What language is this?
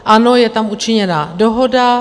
Czech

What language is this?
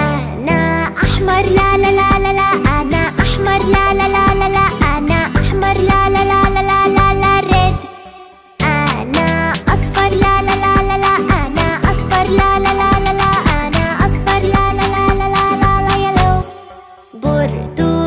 Arabic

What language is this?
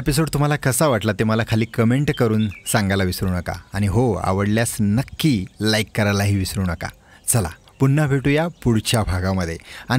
Marathi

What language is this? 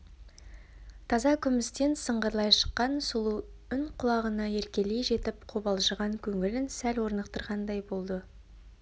Kazakh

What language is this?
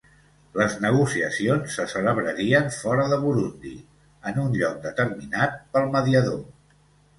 Catalan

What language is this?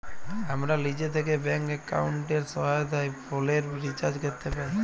Bangla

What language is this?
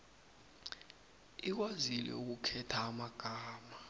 South Ndebele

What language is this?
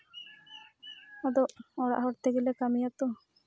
Santali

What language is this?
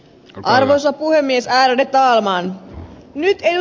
Finnish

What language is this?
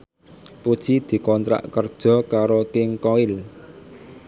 Javanese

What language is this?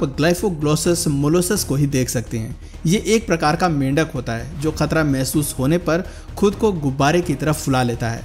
Hindi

